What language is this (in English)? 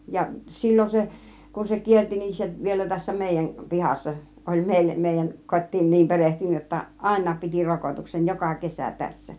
Finnish